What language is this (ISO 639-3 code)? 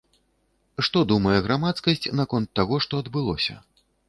bel